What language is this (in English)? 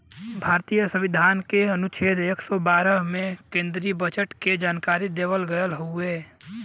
Bhojpuri